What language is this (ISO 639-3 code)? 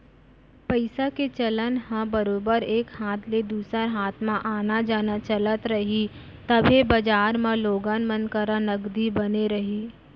hne